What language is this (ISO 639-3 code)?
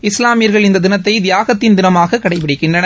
tam